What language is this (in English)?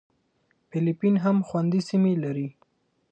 Pashto